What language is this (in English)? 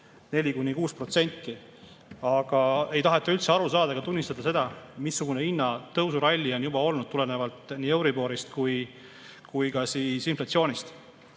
Estonian